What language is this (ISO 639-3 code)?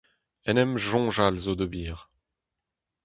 bre